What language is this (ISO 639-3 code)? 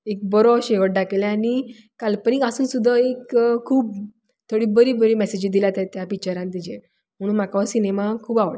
kok